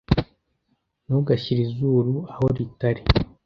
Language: Kinyarwanda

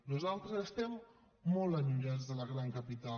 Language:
Catalan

